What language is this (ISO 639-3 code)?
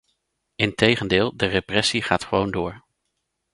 nld